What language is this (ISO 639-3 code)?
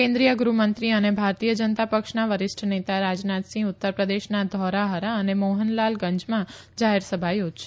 guj